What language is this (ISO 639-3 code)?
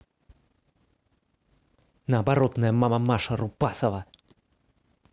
rus